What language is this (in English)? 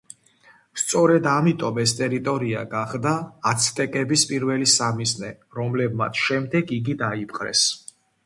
Georgian